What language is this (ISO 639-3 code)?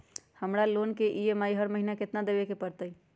mag